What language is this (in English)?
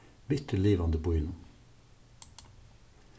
Faroese